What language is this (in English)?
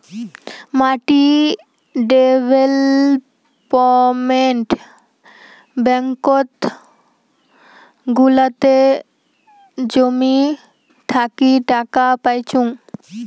Bangla